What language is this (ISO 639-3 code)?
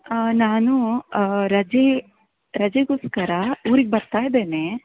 kan